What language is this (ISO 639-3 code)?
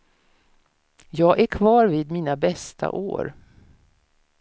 swe